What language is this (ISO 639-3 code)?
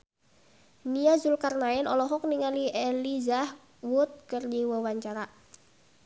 sun